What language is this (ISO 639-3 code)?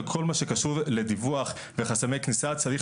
heb